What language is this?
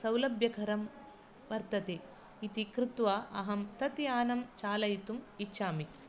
Sanskrit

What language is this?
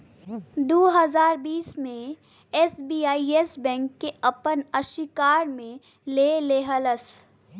Bhojpuri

